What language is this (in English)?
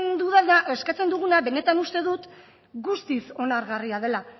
Basque